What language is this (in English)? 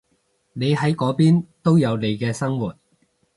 Cantonese